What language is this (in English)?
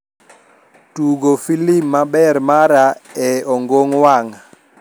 Luo (Kenya and Tanzania)